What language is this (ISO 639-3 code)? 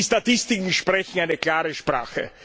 deu